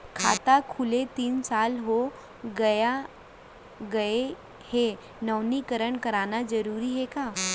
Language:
Chhattisgarhi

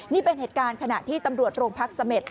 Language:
Thai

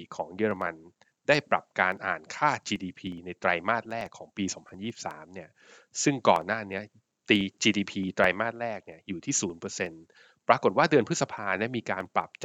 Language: Thai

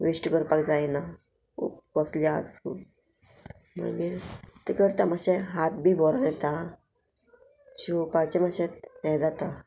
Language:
Konkani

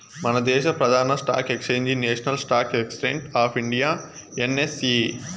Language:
Telugu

